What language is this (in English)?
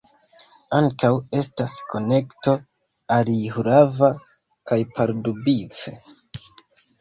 Esperanto